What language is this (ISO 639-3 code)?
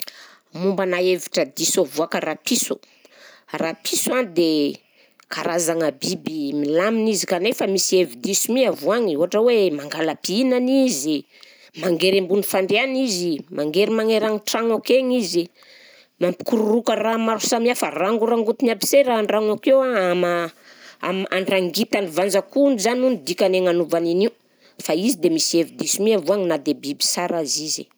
bzc